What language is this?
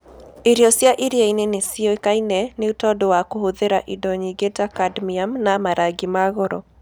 Kikuyu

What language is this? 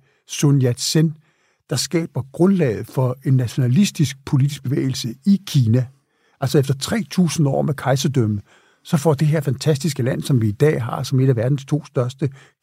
Danish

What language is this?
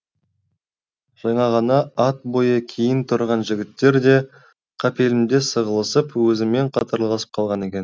Kazakh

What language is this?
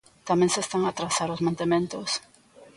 Galician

